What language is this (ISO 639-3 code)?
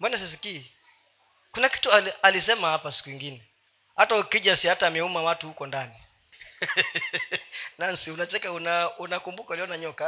swa